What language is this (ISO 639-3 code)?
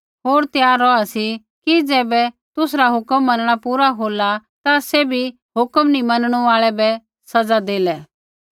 kfx